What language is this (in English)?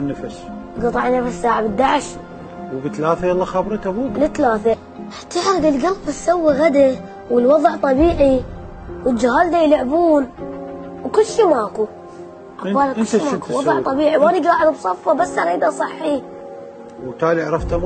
Arabic